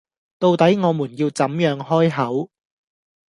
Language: Cantonese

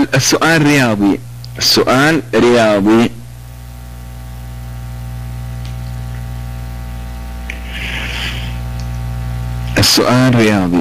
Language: Arabic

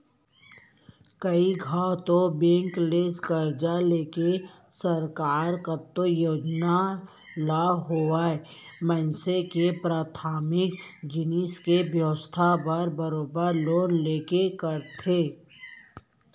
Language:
Chhattisgarhi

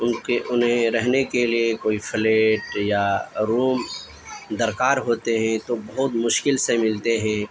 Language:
Urdu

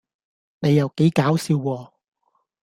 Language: Cantonese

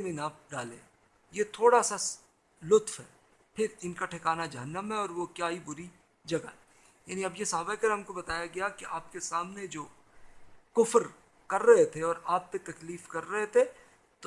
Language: Urdu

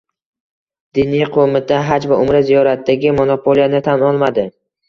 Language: Uzbek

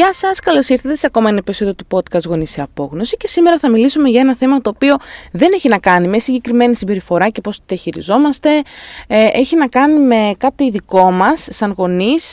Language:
Greek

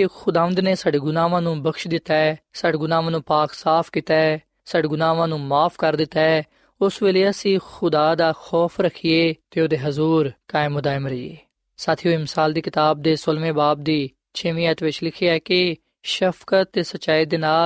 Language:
Punjabi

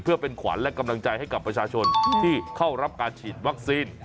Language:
Thai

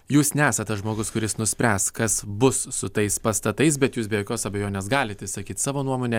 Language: Lithuanian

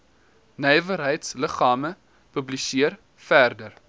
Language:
Afrikaans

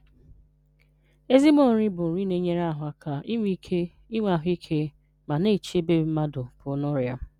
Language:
Igbo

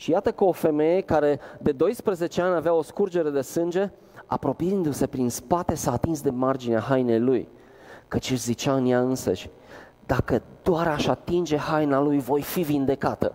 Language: Romanian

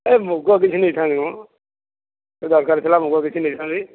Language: Odia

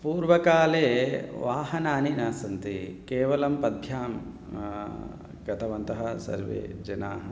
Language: Sanskrit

